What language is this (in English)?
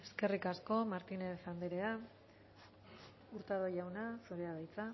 Basque